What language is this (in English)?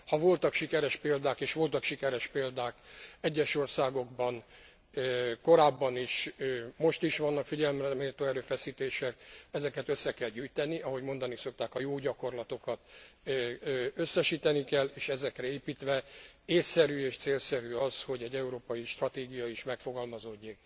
Hungarian